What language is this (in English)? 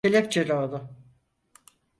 Turkish